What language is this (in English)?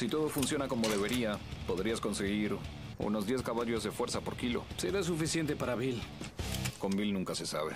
Spanish